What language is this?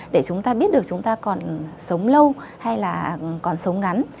Vietnamese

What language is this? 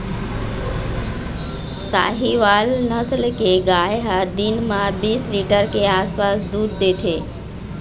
Chhattisgarhi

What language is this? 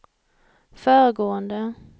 Swedish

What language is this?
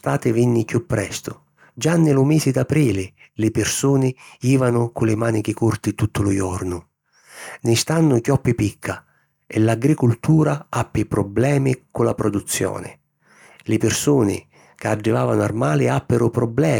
Sicilian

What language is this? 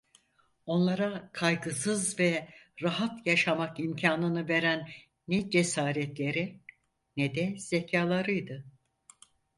Turkish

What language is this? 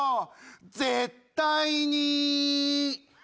Japanese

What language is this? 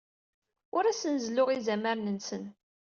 Kabyle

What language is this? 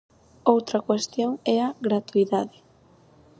Galician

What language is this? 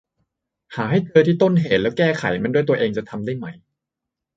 Thai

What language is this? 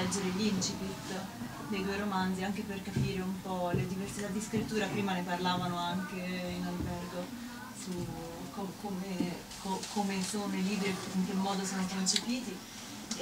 Italian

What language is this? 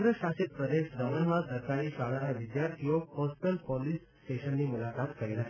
Gujarati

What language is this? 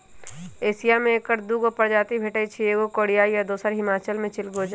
Magahi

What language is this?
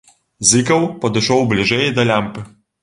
Belarusian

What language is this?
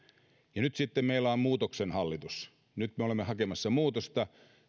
Finnish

